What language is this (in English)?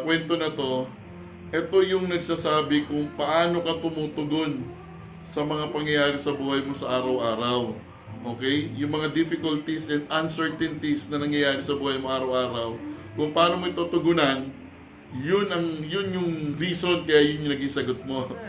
Filipino